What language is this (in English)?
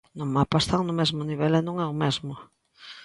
Galician